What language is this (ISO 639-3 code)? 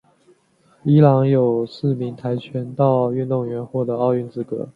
zho